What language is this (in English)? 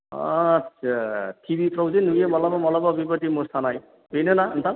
Bodo